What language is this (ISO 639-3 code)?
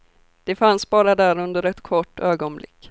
swe